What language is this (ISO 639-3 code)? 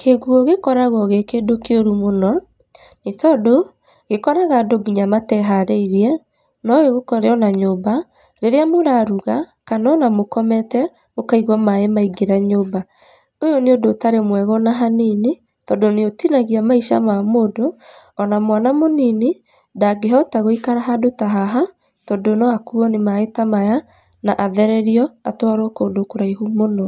kik